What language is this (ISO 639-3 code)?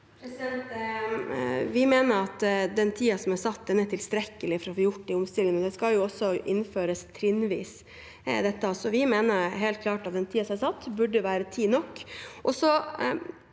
nor